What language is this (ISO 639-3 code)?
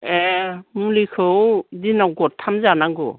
brx